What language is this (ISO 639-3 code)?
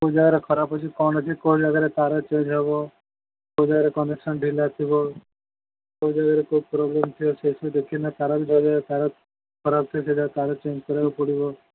ori